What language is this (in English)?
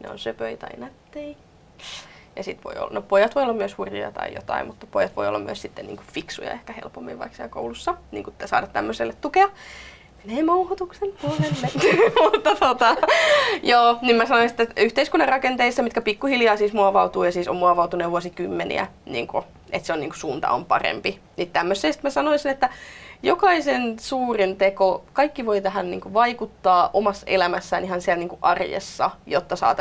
Finnish